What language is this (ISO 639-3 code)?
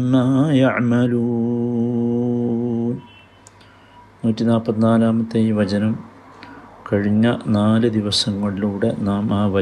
mal